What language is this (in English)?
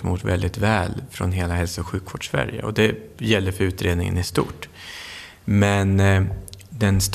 Swedish